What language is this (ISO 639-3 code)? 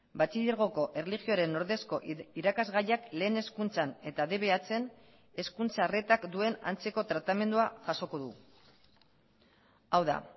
eus